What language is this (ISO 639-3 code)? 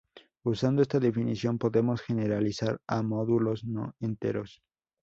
spa